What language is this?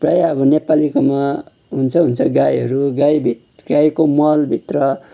Nepali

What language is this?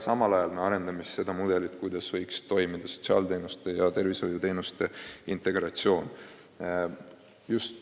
Estonian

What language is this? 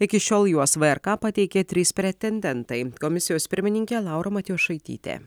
Lithuanian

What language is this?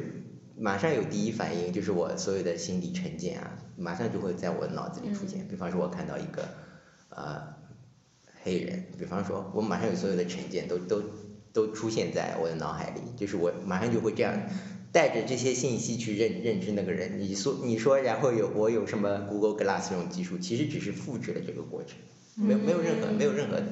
Chinese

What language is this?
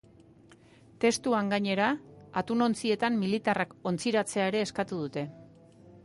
Basque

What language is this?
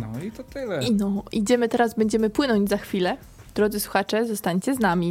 Polish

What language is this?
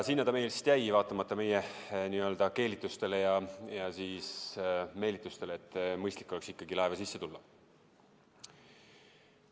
Estonian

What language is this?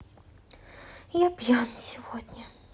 Russian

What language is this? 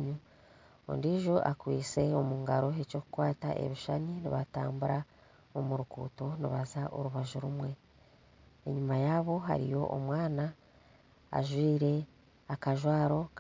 Nyankole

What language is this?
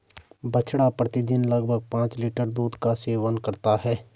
Hindi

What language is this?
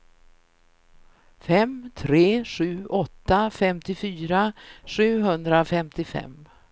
Swedish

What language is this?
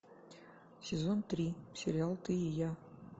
Russian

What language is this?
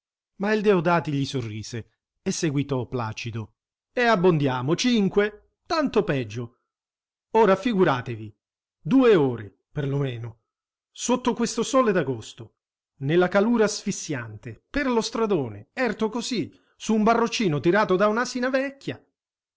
Italian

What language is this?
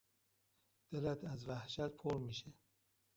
Persian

